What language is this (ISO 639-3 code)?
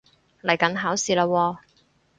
yue